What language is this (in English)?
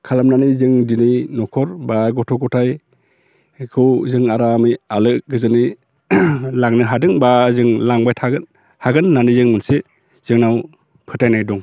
Bodo